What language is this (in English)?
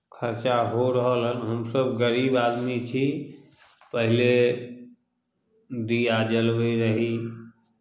Maithili